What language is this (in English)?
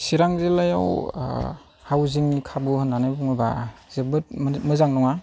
Bodo